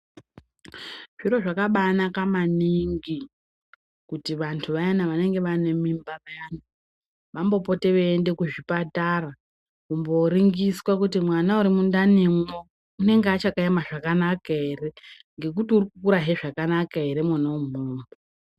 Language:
Ndau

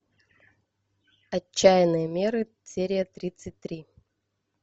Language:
Russian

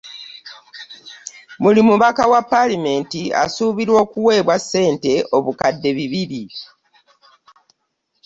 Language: Ganda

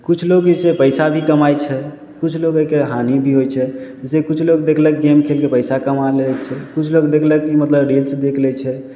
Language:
Maithili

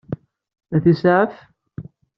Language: Kabyle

